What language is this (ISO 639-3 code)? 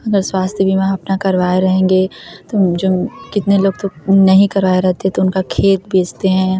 hin